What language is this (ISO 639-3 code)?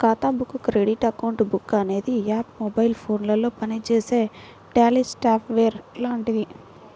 tel